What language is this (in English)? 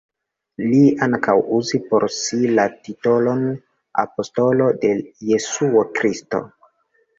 Esperanto